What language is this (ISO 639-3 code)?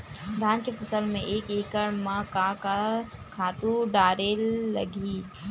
hne